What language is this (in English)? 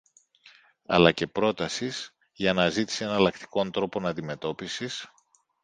Greek